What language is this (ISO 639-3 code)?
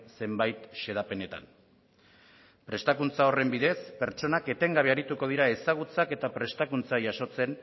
eus